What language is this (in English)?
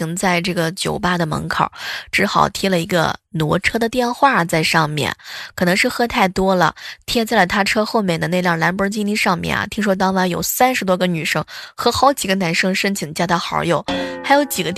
Chinese